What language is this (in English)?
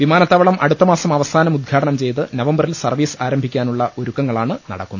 Malayalam